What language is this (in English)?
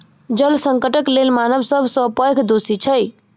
Maithili